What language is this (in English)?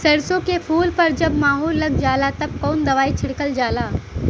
Bhojpuri